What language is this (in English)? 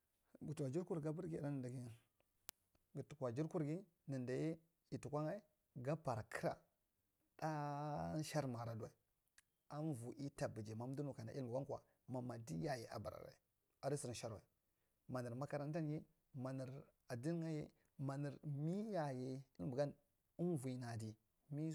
Marghi Central